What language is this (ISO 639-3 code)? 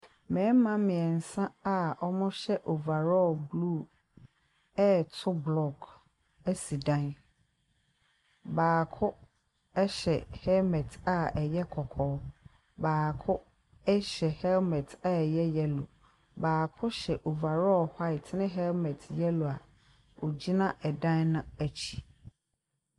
aka